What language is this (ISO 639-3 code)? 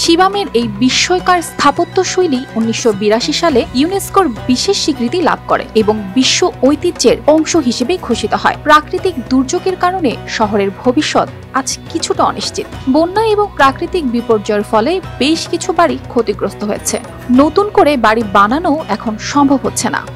ben